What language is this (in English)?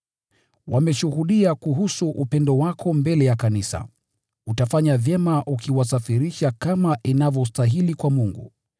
Swahili